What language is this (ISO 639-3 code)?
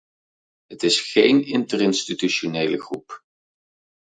nld